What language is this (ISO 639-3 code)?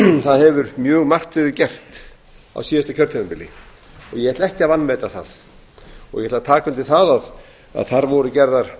isl